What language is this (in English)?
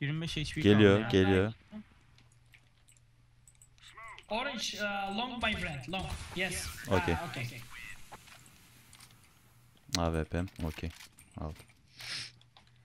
Turkish